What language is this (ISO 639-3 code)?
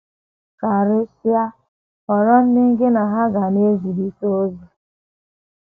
ibo